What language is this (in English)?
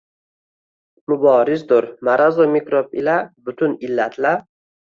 Uzbek